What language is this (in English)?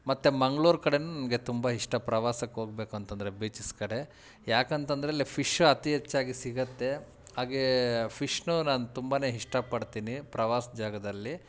Kannada